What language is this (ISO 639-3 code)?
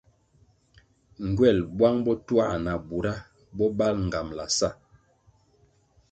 nmg